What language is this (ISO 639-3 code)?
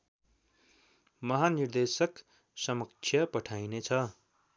nep